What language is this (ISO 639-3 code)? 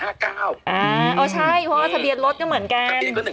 tha